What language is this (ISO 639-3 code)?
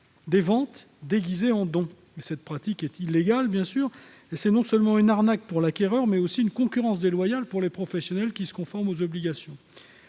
fra